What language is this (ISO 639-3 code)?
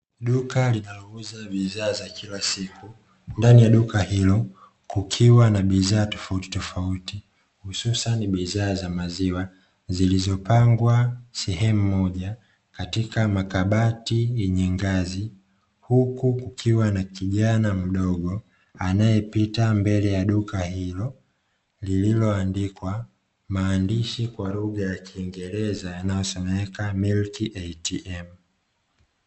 swa